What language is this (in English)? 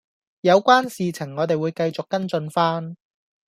Cantonese